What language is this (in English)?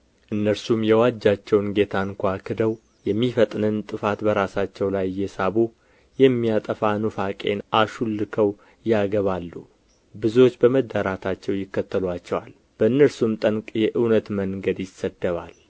Amharic